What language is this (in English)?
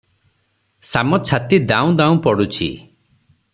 Odia